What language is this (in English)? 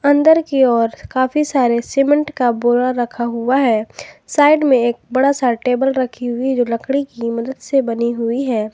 Hindi